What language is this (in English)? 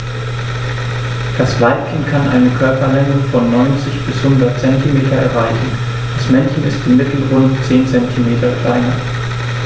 German